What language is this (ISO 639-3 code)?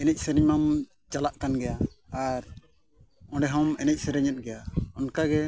sat